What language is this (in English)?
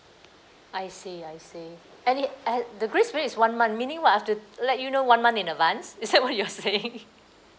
English